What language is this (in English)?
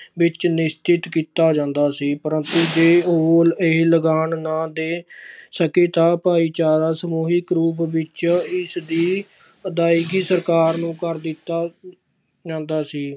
Punjabi